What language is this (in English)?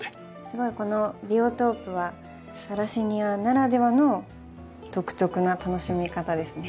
Japanese